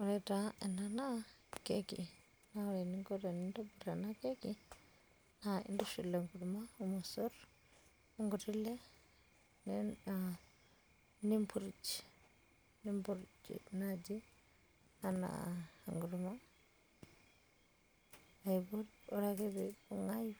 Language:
Masai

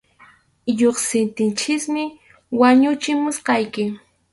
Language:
Arequipa-La Unión Quechua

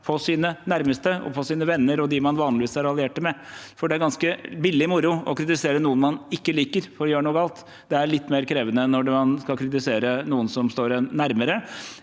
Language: Norwegian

